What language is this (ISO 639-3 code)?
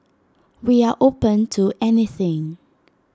eng